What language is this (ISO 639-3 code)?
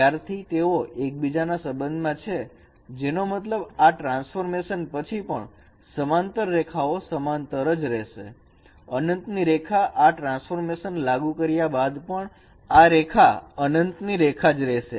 guj